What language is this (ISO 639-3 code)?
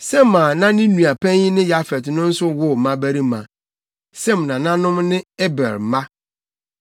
aka